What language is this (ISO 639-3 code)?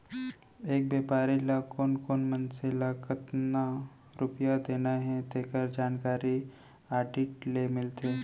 hne